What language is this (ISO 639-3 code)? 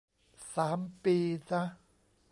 tha